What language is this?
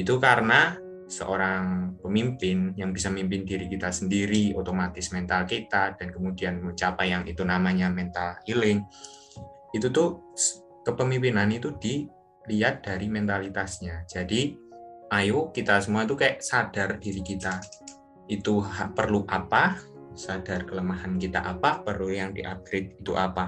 Indonesian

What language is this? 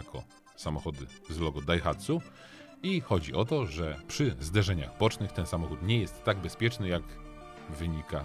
Polish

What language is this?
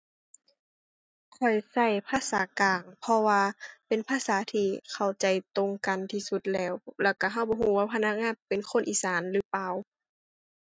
Thai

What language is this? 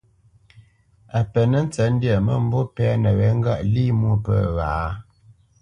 Bamenyam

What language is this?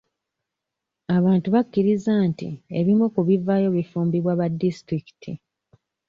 Ganda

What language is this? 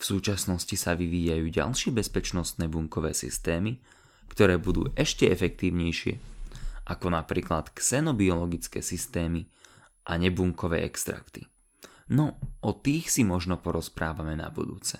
Slovak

